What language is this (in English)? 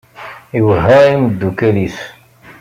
Kabyle